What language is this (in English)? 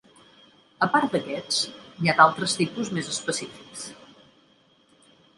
Catalan